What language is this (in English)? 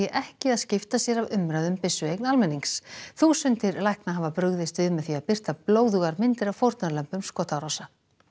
Icelandic